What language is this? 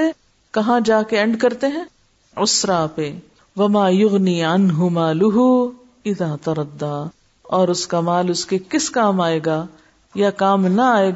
Urdu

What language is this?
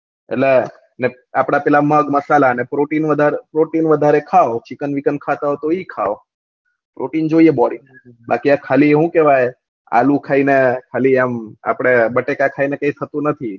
Gujarati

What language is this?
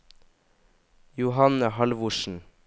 Norwegian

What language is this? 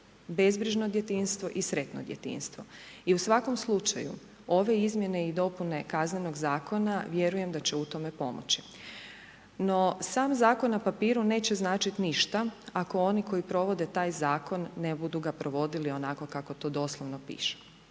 Croatian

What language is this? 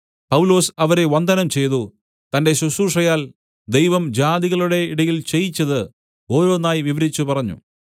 Malayalam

